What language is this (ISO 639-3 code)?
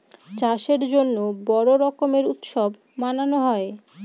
ben